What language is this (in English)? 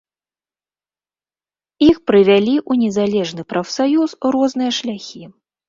Belarusian